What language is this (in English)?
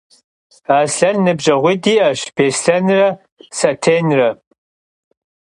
Kabardian